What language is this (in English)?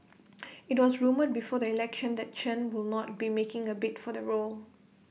English